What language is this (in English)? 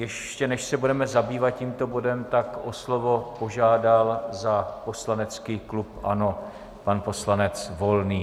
Czech